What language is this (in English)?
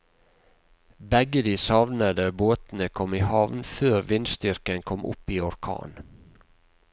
Norwegian